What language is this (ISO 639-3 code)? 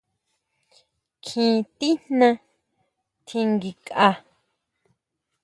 mau